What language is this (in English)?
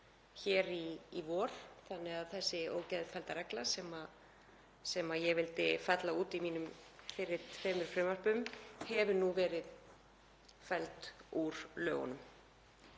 Icelandic